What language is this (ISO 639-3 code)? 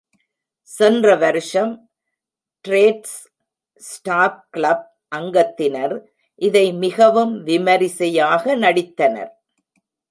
tam